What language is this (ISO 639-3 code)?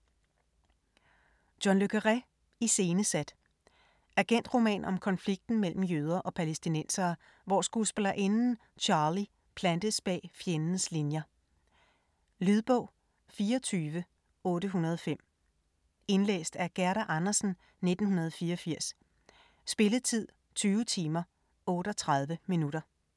dan